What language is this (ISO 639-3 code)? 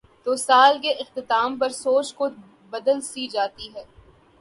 urd